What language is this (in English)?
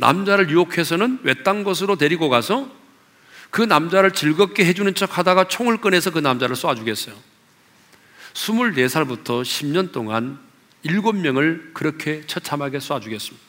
Korean